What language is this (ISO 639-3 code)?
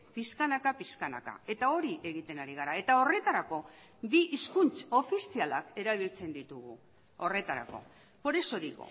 eus